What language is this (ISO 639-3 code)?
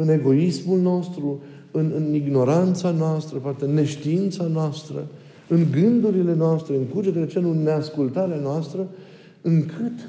ron